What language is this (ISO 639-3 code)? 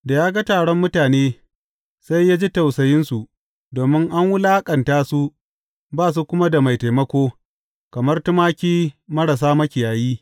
hau